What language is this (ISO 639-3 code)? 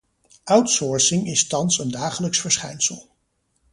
nld